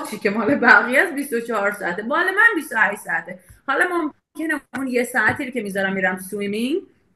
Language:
Persian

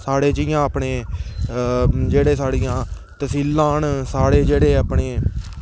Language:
Dogri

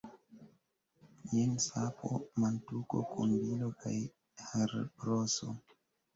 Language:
Esperanto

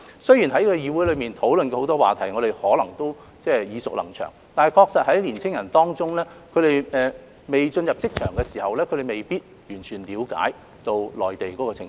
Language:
Cantonese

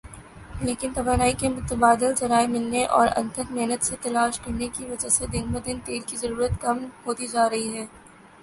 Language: Urdu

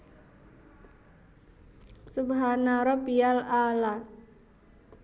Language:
Javanese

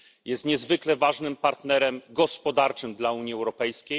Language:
Polish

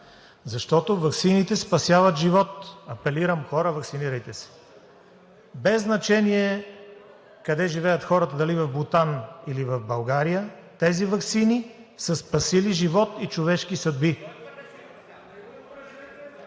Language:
Bulgarian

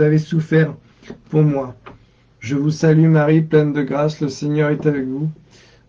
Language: French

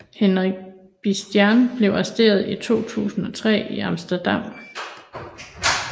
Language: Danish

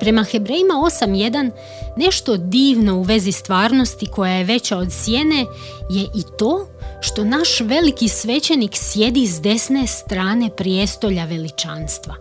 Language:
Croatian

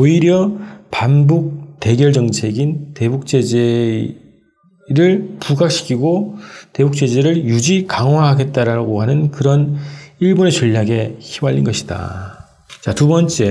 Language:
Korean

